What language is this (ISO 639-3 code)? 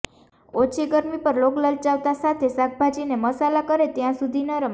guj